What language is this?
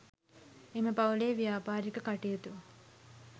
Sinhala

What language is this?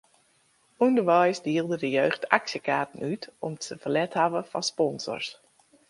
Western Frisian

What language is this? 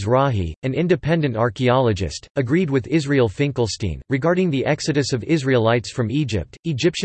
English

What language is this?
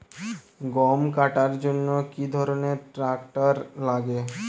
Bangla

